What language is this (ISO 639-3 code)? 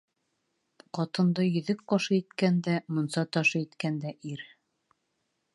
bak